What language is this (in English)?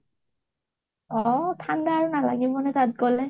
Assamese